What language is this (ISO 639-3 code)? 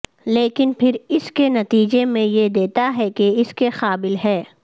urd